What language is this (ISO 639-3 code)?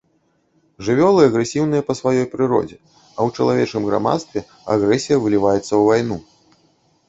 bel